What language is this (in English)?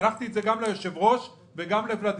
Hebrew